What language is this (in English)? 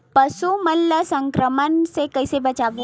Chhattisgarhi